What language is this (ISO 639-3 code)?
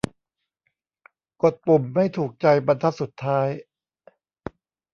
tha